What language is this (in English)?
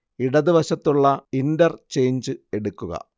Malayalam